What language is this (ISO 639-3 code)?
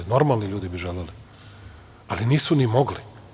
srp